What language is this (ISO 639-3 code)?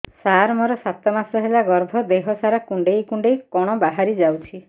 ori